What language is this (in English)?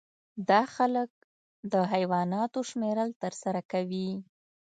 Pashto